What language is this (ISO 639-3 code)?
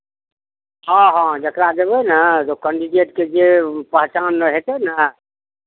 mai